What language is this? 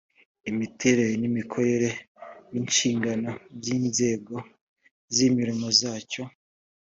Kinyarwanda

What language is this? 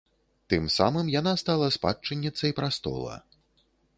Belarusian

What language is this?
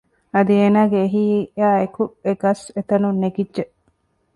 Divehi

